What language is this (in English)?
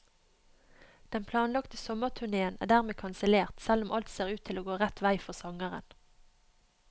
Norwegian